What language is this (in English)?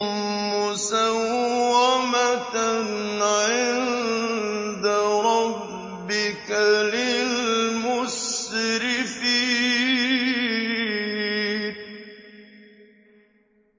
Arabic